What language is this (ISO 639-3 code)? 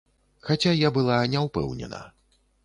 bel